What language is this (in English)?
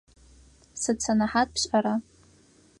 Adyghe